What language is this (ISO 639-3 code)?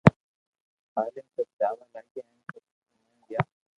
lrk